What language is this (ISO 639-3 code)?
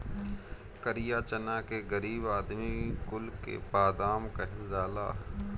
bho